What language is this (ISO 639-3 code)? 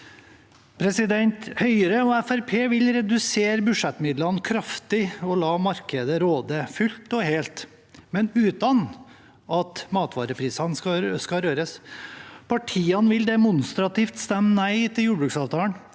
nor